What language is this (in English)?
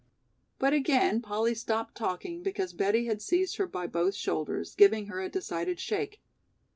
English